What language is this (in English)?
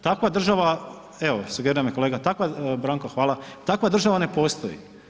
Croatian